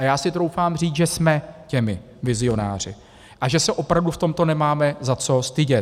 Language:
Czech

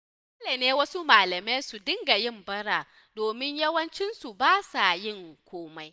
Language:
Hausa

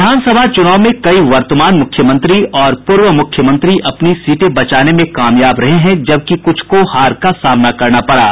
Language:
Hindi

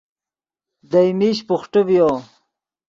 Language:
Yidgha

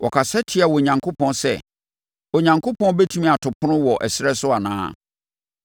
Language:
Akan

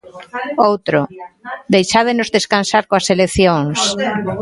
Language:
Galician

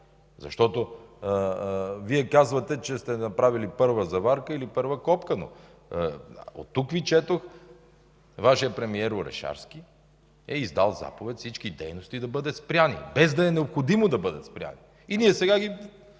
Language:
Bulgarian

